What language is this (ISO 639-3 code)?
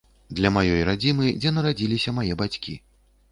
bel